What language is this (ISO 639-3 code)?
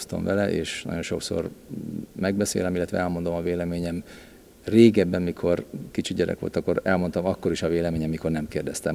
hun